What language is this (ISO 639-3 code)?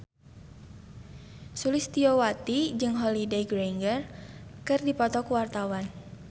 sun